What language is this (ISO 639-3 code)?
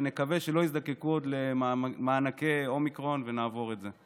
heb